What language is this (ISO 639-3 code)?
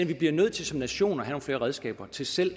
dan